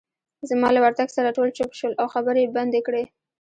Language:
Pashto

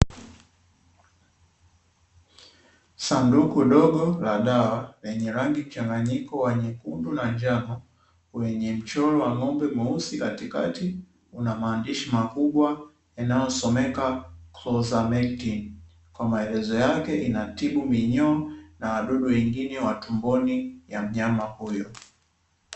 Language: Swahili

